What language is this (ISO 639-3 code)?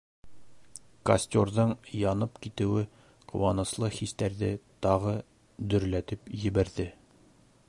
bak